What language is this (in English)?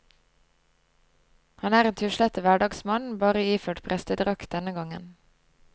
Norwegian